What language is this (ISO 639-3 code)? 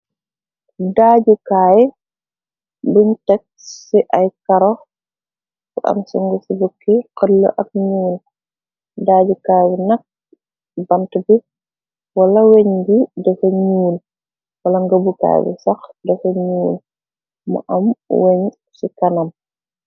wol